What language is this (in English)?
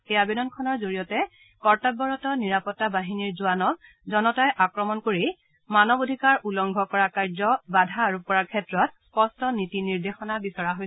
Assamese